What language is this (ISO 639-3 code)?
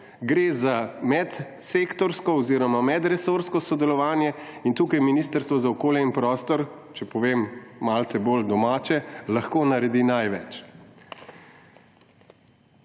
slv